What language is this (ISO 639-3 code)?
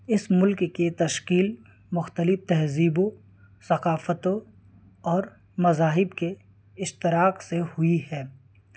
urd